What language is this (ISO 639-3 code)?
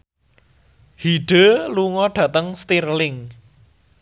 jav